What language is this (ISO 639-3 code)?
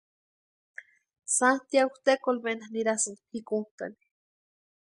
pua